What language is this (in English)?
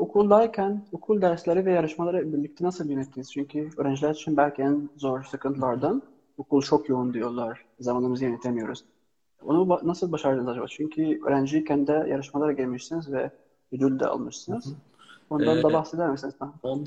Turkish